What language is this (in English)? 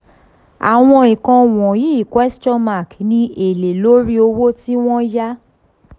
Yoruba